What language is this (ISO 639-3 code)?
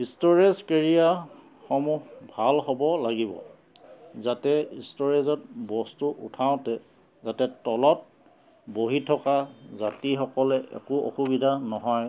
asm